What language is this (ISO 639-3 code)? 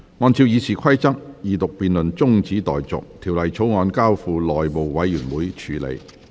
yue